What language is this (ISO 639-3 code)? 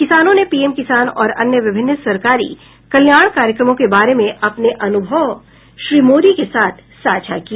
hin